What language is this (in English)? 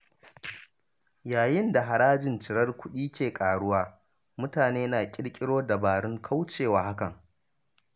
Hausa